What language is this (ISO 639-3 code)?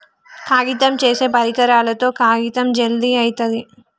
tel